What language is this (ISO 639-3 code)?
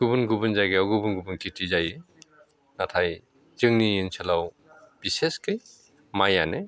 brx